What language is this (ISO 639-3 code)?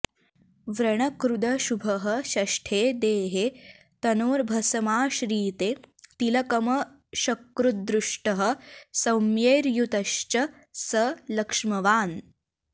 san